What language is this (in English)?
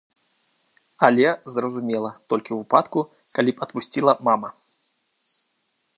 Belarusian